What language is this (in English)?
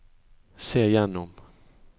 Norwegian